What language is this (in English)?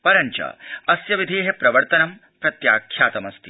Sanskrit